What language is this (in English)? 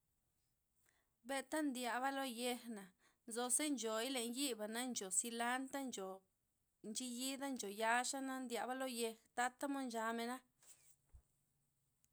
Loxicha Zapotec